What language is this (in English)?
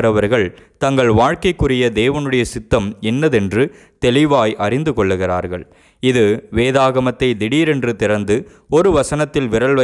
Romanian